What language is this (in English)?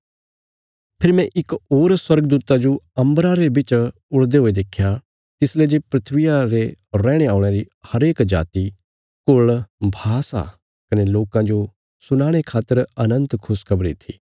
Bilaspuri